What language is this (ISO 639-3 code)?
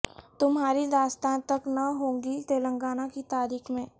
urd